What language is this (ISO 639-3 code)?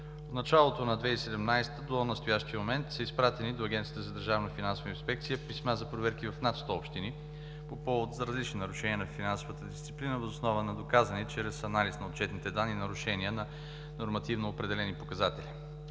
bul